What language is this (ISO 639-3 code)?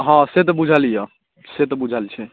mai